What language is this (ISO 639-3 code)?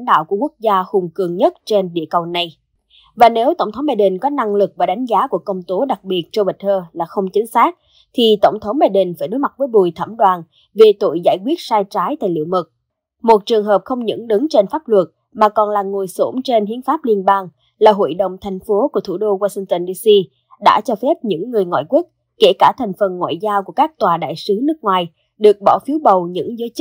vie